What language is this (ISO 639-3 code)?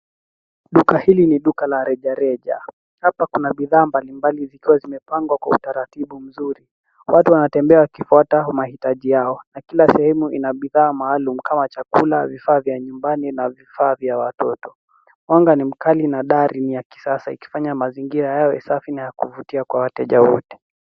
swa